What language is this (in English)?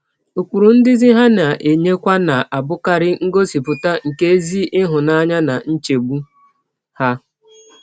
Igbo